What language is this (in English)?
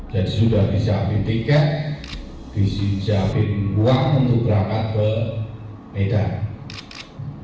Indonesian